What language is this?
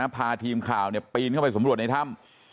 Thai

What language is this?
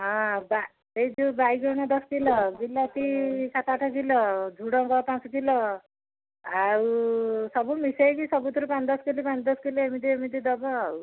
Odia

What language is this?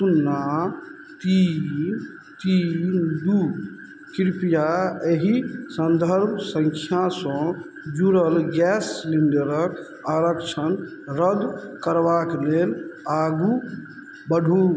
Maithili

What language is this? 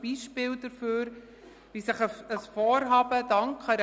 Swiss German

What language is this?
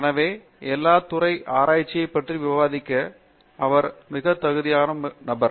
Tamil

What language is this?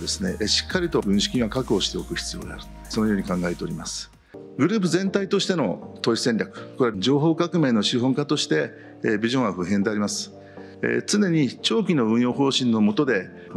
Japanese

